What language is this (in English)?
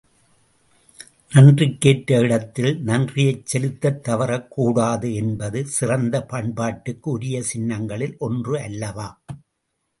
Tamil